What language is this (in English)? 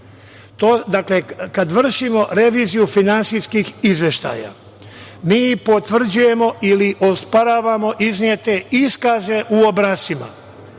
Serbian